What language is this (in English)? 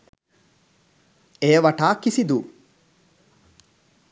Sinhala